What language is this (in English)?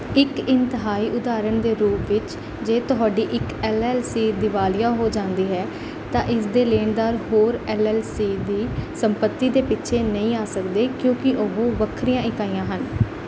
Punjabi